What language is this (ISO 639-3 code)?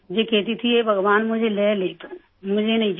hin